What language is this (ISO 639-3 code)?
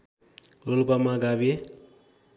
nep